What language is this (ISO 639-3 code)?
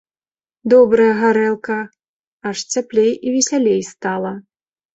bel